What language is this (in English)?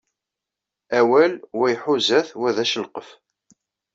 Kabyle